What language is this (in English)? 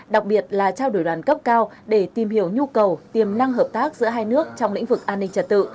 Vietnamese